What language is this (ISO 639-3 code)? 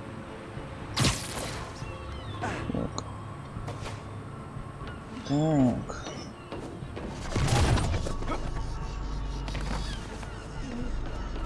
rus